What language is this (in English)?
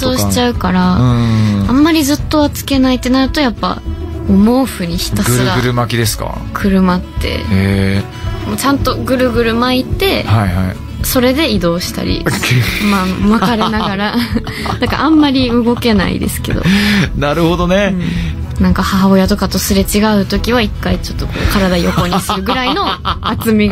Japanese